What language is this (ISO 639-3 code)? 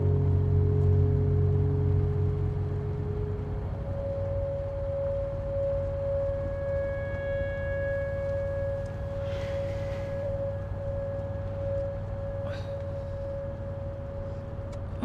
eng